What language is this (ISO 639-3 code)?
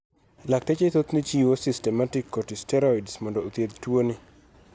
luo